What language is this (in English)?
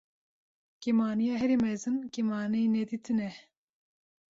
Kurdish